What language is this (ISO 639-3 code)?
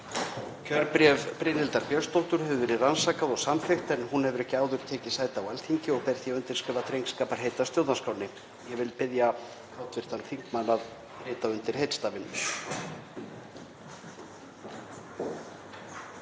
isl